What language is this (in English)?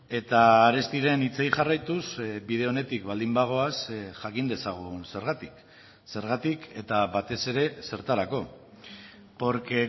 Basque